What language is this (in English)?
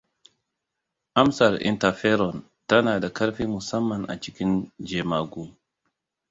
Hausa